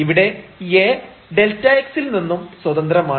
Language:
Malayalam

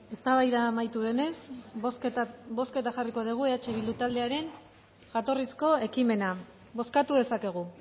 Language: Basque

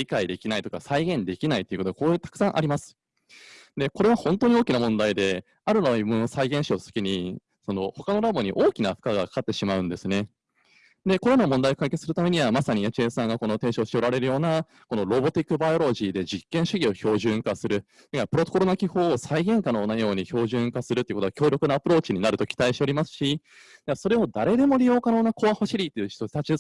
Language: Japanese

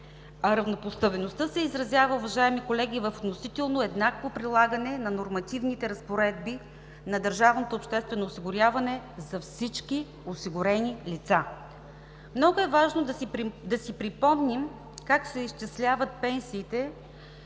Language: Bulgarian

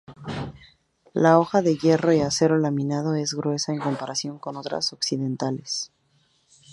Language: Spanish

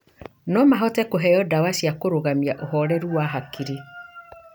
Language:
Kikuyu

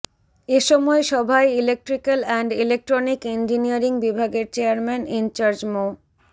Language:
Bangla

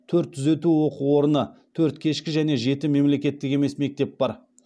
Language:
Kazakh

